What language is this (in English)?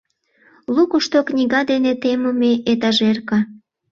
Mari